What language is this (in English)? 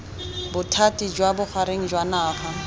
Tswana